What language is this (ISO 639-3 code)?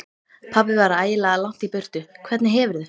isl